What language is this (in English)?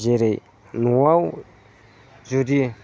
Bodo